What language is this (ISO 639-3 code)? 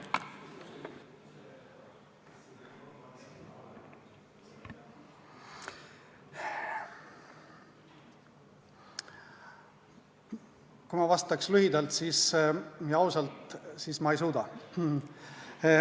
est